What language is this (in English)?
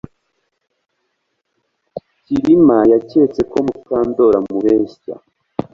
Kinyarwanda